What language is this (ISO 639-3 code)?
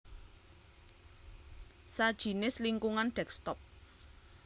jav